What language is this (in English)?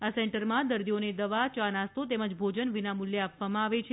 Gujarati